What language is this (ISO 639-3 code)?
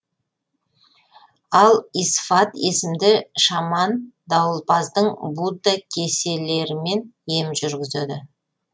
kaz